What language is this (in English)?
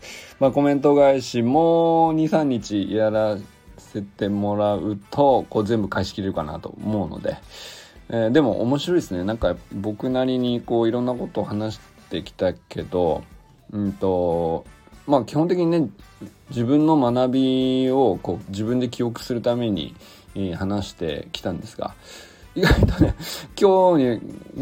Japanese